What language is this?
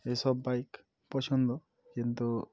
Bangla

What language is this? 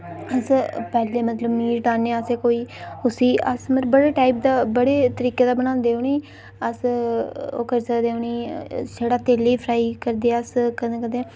Dogri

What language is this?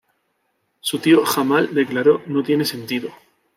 Spanish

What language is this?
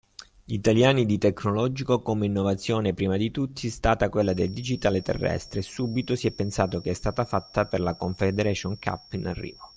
Italian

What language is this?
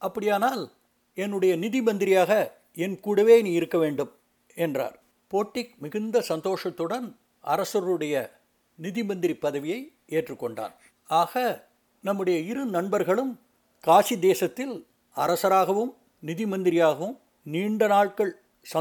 Tamil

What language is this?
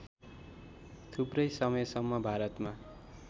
Nepali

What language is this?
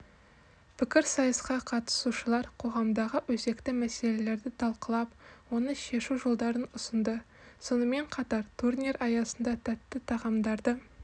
Kazakh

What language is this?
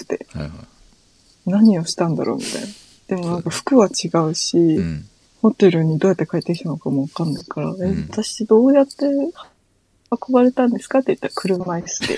Japanese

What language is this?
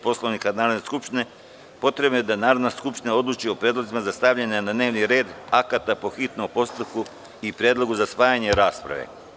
Serbian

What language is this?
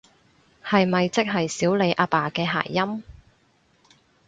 Cantonese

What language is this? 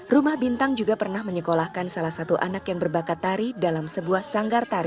Indonesian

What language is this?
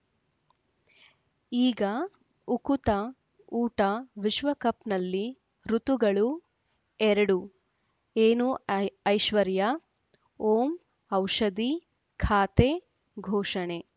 Kannada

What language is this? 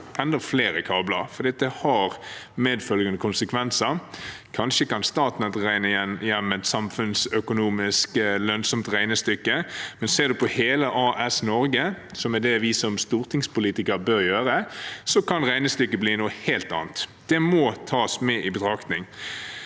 Norwegian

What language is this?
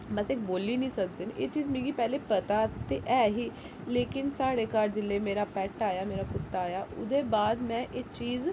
Dogri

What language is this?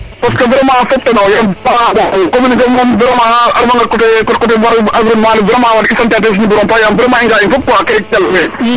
Serer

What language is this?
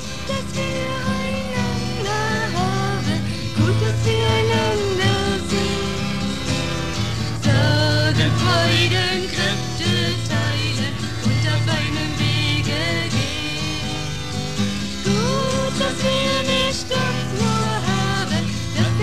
German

